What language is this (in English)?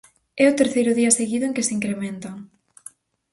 Galician